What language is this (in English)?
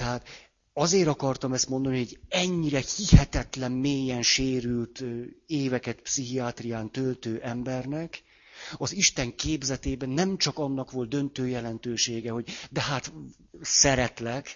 Hungarian